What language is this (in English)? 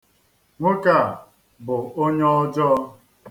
Igbo